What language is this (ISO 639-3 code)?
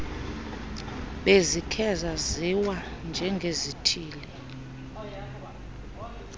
xho